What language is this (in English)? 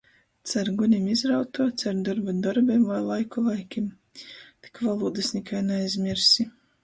Latgalian